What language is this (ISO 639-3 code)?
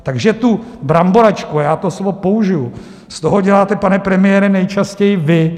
ces